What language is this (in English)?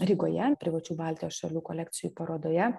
Lithuanian